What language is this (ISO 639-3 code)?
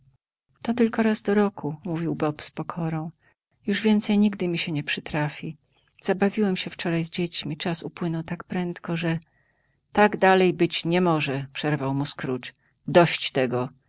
pol